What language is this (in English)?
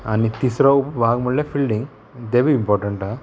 Konkani